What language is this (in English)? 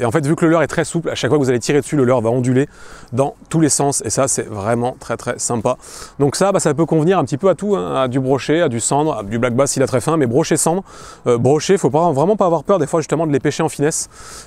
French